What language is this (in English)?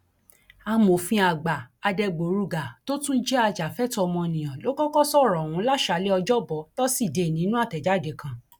Yoruba